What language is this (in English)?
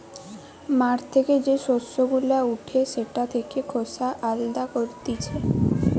Bangla